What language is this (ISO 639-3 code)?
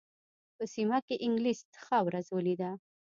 pus